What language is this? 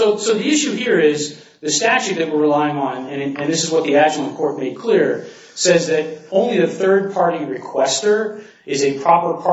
English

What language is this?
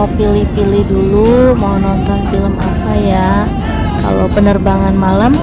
Indonesian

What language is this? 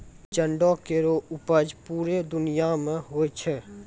Maithili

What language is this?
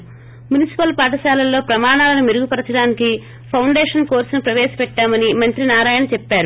Telugu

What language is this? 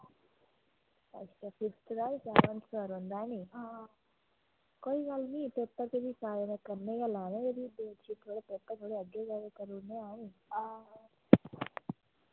Dogri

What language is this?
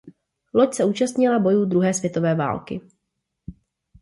Czech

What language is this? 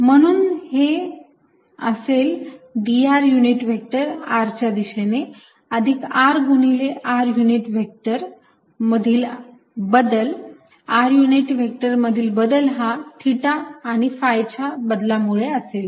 Marathi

